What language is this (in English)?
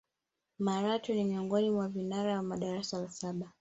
Swahili